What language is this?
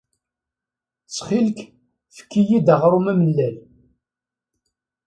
Kabyle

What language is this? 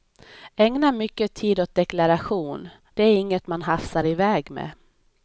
Swedish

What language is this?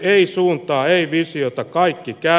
Finnish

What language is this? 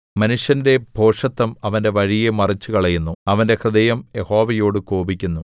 Malayalam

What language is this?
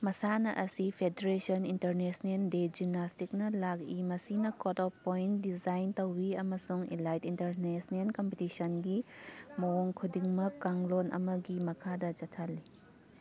Manipuri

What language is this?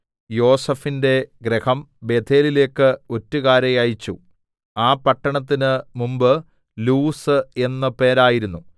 Malayalam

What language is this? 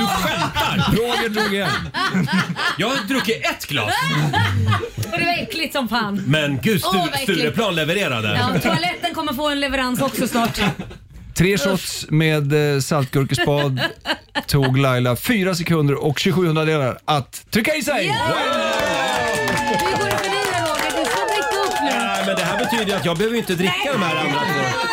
Swedish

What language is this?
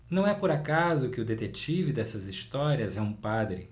Portuguese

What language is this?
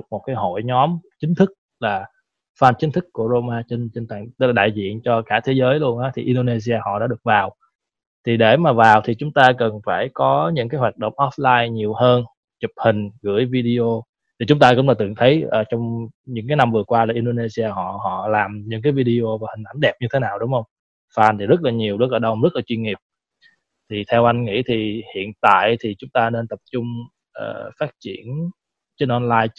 Vietnamese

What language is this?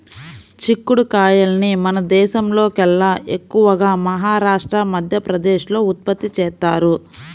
Telugu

